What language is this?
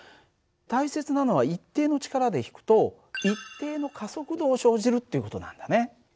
Japanese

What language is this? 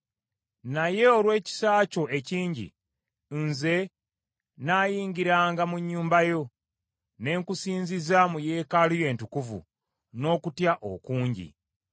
Ganda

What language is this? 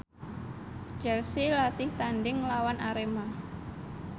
Javanese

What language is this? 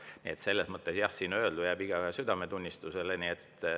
Estonian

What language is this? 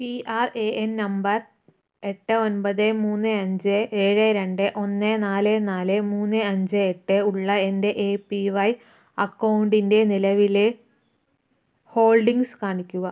Malayalam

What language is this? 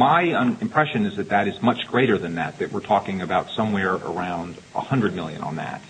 English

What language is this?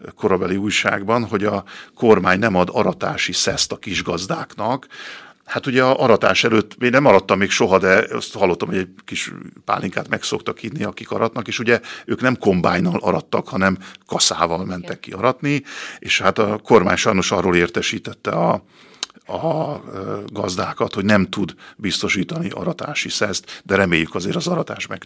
Hungarian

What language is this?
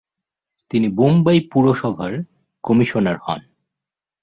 Bangla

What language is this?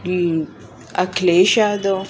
Sindhi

